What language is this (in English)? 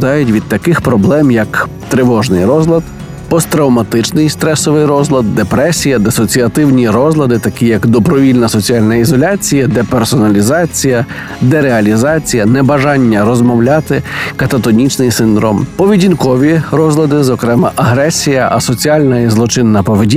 Ukrainian